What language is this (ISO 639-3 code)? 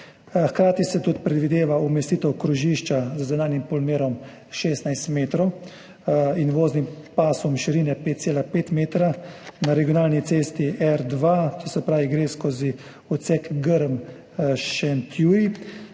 slv